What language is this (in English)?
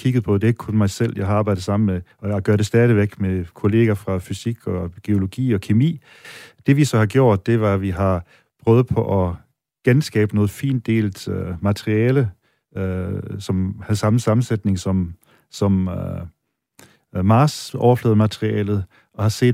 Danish